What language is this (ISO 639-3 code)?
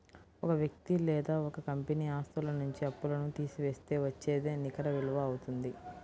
tel